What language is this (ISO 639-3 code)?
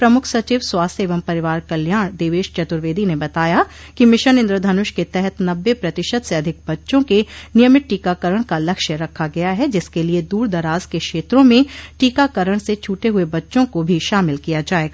hin